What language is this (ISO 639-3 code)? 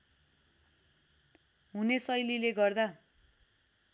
nep